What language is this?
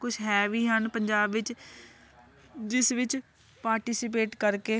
Punjabi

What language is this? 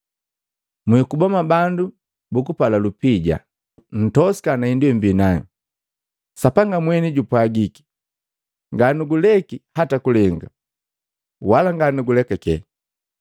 Matengo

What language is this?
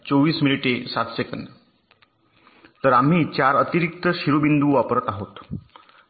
Marathi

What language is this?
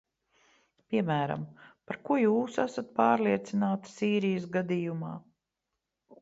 Latvian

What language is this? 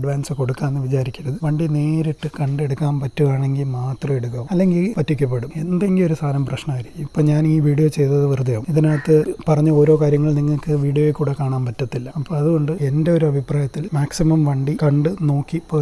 English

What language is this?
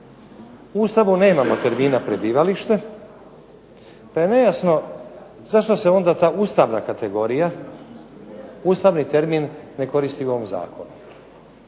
Croatian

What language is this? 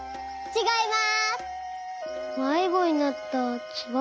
Japanese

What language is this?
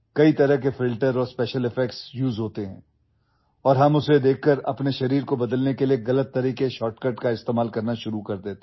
English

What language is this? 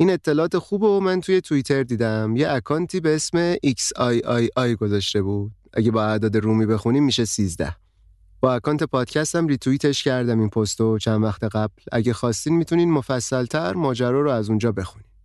Persian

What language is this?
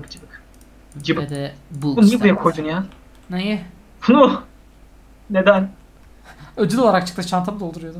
Turkish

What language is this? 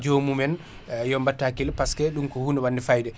Fula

